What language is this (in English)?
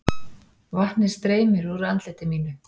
Icelandic